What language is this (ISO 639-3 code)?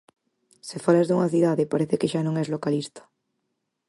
glg